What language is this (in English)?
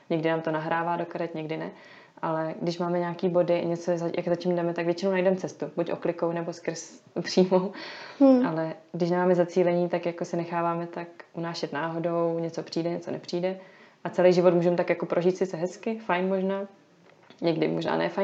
Czech